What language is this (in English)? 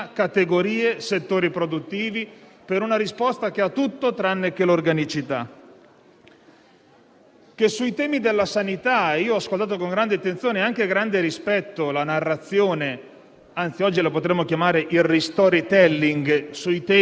Italian